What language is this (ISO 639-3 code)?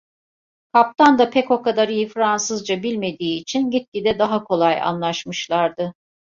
tur